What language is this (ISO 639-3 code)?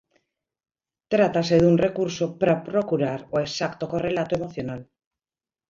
glg